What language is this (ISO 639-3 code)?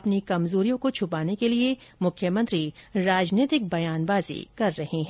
hin